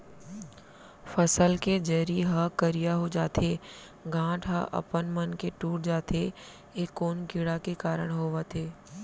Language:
Chhattisgarhi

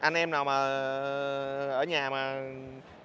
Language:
Vietnamese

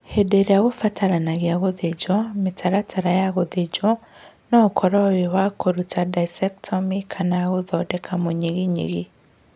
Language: Kikuyu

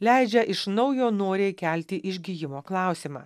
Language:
Lithuanian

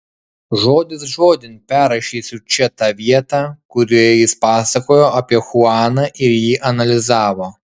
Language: Lithuanian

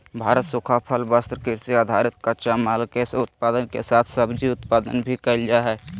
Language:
Magahi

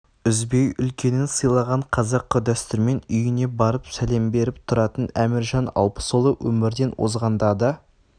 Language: Kazakh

